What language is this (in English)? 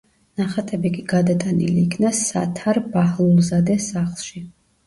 Georgian